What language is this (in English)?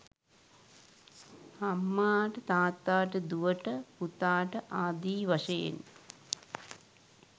Sinhala